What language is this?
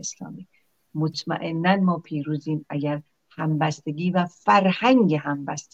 Persian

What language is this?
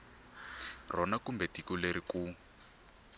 Tsonga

